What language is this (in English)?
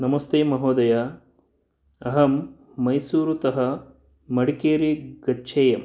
Sanskrit